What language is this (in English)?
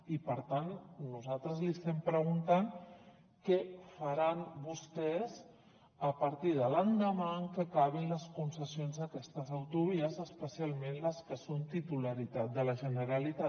Catalan